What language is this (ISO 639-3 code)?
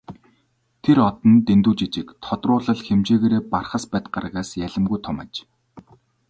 mon